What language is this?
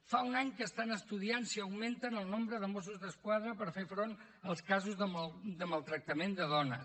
Catalan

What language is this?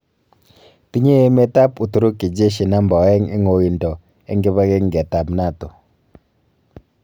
Kalenjin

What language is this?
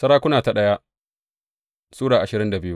Hausa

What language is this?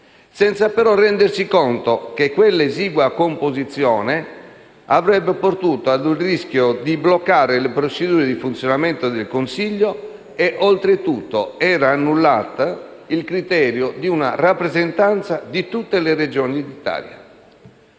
Italian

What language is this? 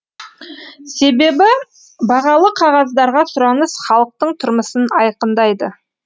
Kazakh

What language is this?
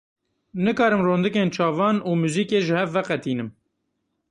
Kurdish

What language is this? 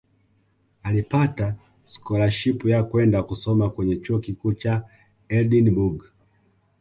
Swahili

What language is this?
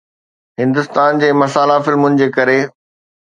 Sindhi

